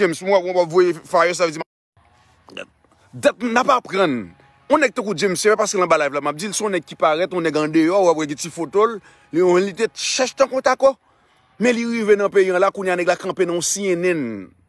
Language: French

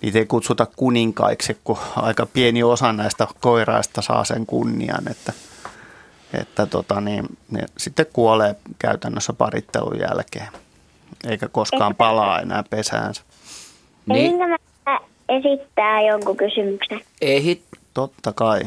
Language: Finnish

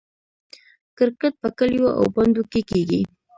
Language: Pashto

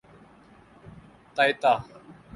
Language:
Urdu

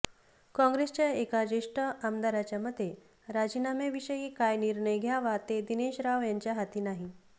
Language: Marathi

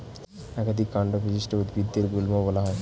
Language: Bangla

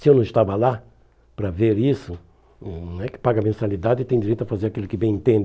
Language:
Portuguese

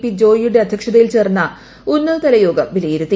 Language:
Malayalam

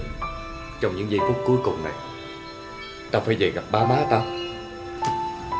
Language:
Vietnamese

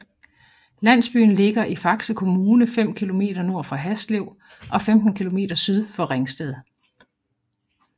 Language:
Danish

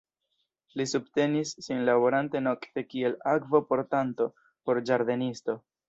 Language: Esperanto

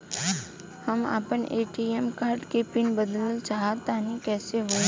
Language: Bhojpuri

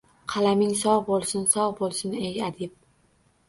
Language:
Uzbek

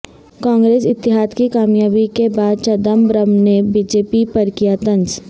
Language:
Urdu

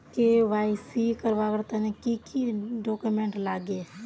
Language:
Magahi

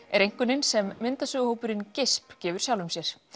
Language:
Icelandic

